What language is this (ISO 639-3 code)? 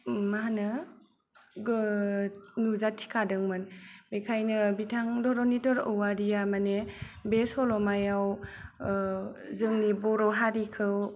brx